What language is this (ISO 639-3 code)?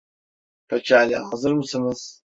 tur